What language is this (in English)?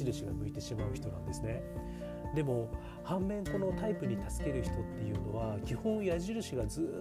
Japanese